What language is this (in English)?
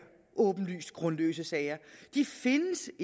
Danish